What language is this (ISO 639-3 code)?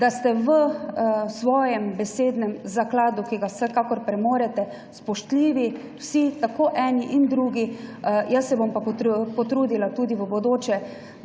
slv